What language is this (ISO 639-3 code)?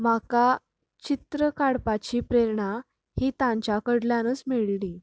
kok